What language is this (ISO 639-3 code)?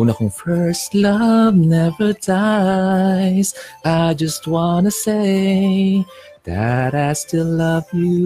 fil